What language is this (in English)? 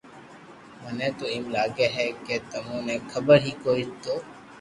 Loarki